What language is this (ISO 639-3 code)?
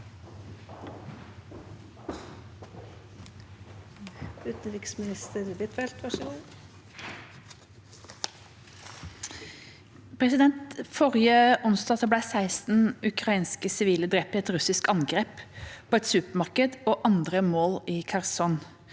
nor